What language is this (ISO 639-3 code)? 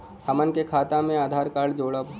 bho